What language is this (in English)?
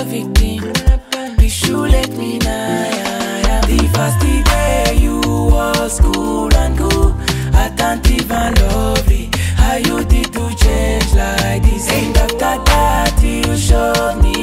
English